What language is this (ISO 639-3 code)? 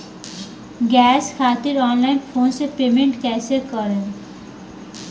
bho